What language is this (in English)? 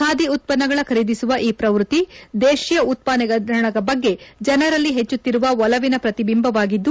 Kannada